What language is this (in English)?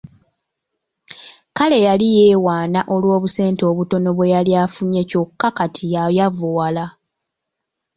Ganda